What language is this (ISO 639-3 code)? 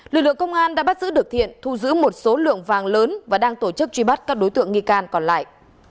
vie